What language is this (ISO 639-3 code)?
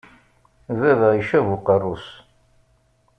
kab